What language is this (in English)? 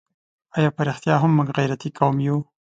Pashto